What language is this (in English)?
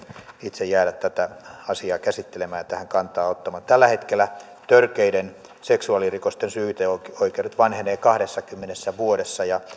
Finnish